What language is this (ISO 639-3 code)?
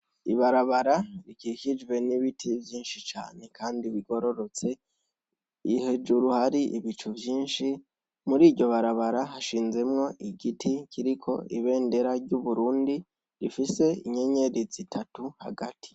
run